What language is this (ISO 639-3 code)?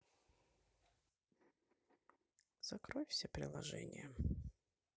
rus